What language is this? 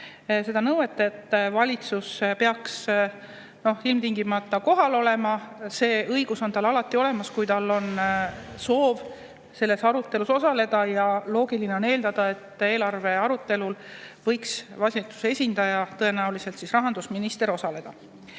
Estonian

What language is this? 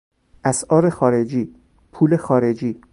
Persian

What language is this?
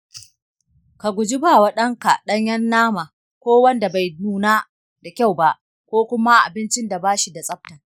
Hausa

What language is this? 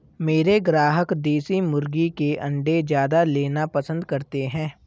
Hindi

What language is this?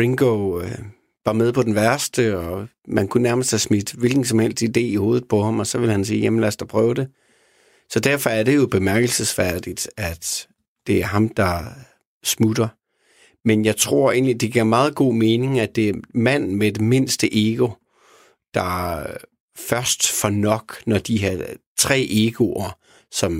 Danish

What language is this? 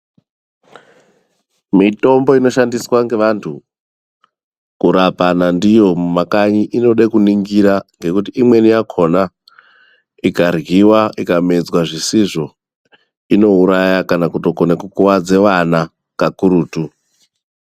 Ndau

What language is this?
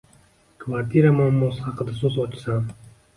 Uzbek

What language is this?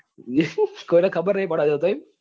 Gujarati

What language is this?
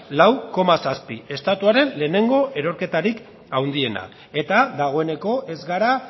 Basque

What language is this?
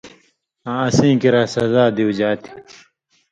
Indus Kohistani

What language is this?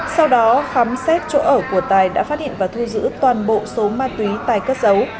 Vietnamese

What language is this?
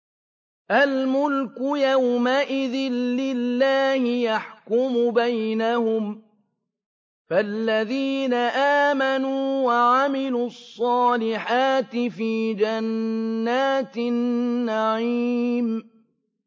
Arabic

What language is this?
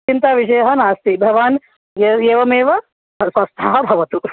Sanskrit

